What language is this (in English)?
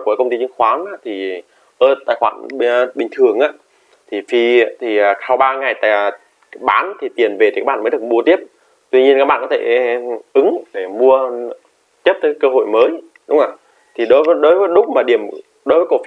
Vietnamese